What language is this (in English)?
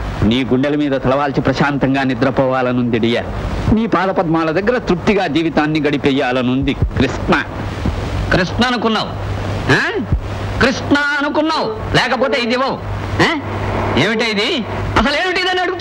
Indonesian